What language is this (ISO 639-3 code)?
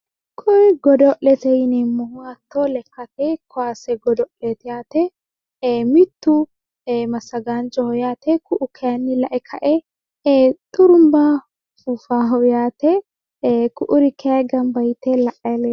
sid